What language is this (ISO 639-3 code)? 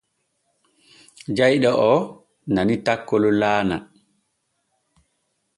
fue